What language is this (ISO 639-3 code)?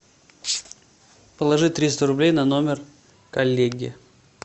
rus